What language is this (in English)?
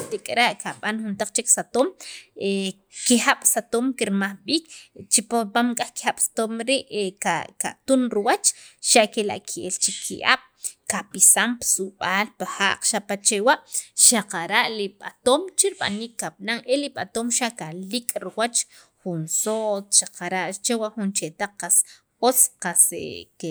Sacapulteco